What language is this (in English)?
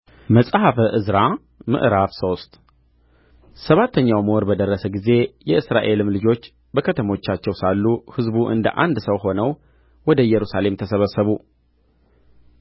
Amharic